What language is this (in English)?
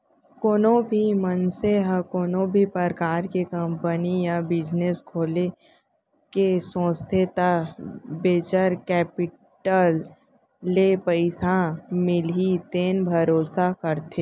Chhattisgarhi